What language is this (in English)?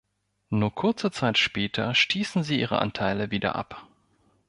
German